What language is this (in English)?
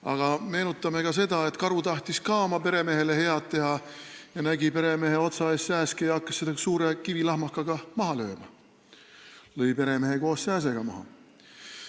Estonian